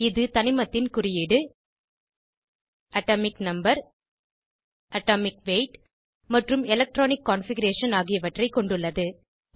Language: Tamil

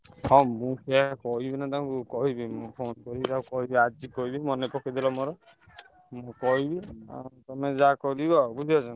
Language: Odia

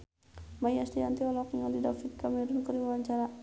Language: Sundanese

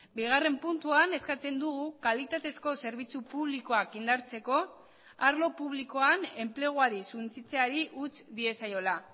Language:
Basque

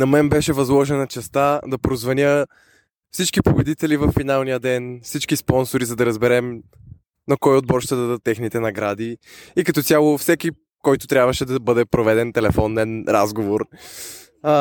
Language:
Bulgarian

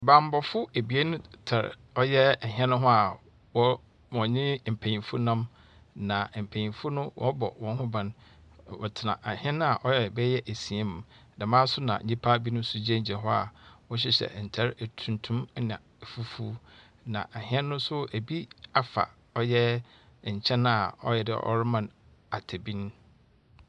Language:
Akan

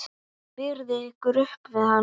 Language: Icelandic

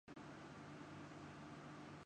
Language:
Urdu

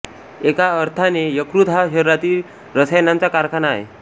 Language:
Marathi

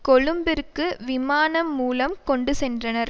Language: Tamil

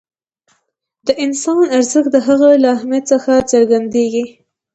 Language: Pashto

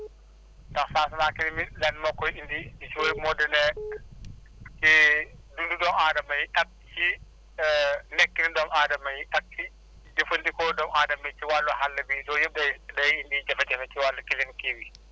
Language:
Wolof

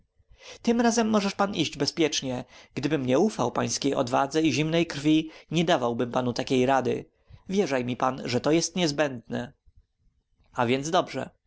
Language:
Polish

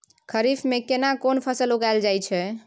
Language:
Maithili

